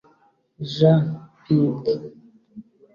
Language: Kinyarwanda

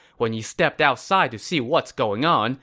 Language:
English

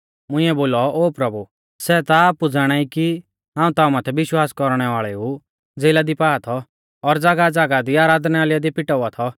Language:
Mahasu Pahari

